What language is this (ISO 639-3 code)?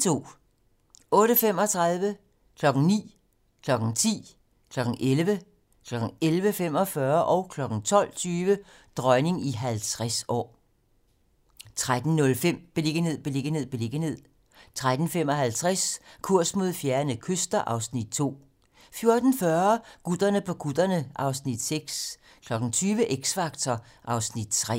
dan